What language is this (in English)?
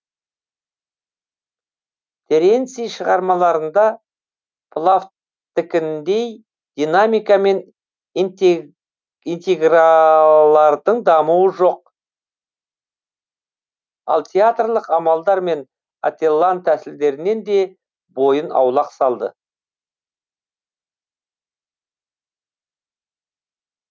Kazakh